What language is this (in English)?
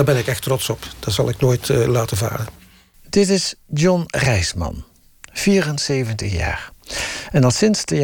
Dutch